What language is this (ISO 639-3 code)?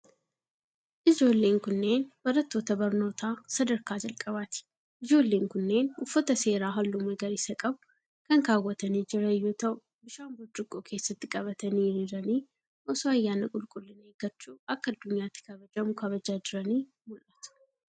orm